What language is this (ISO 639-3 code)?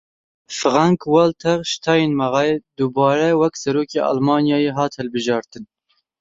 kur